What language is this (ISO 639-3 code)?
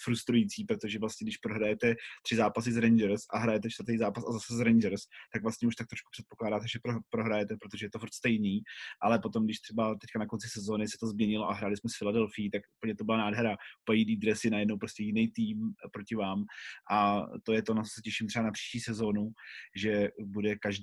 ces